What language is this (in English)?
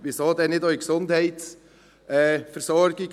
Swiss German